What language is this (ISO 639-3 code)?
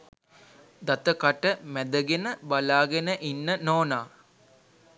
sin